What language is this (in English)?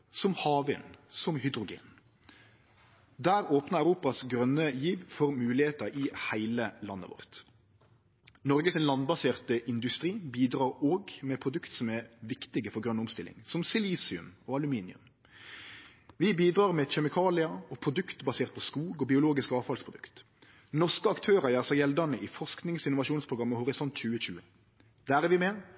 Norwegian Nynorsk